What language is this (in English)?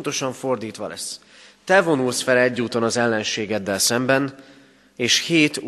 Hungarian